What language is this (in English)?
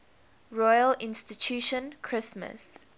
English